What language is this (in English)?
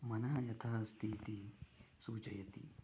Sanskrit